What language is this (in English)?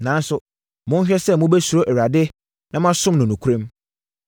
Akan